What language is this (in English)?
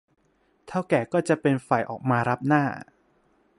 Thai